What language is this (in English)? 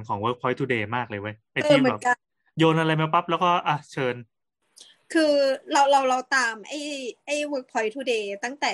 Thai